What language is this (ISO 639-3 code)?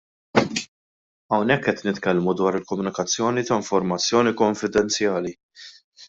mlt